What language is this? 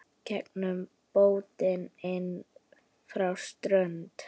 Icelandic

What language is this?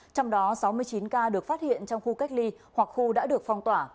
Vietnamese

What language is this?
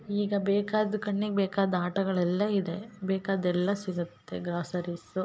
Kannada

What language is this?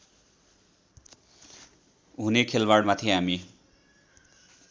Nepali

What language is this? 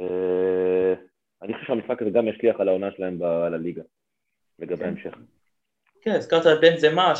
Hebrew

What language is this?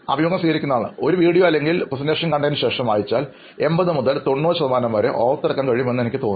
Malayalam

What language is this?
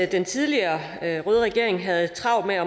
Danish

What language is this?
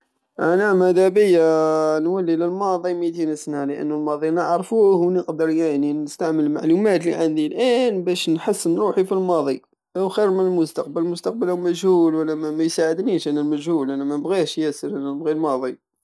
Algerian Saharan Arabic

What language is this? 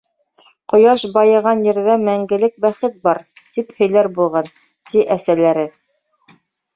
Bashkir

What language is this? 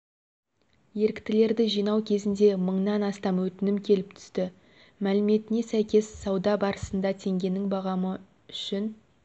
Kazakh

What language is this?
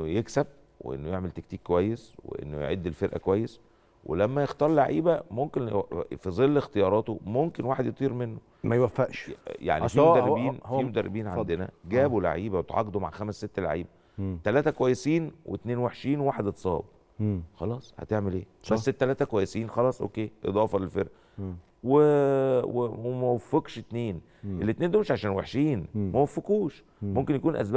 Arabic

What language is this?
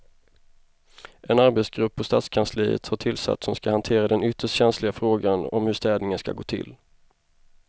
Swedish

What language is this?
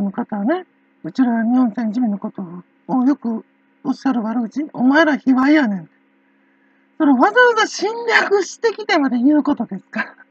Japanese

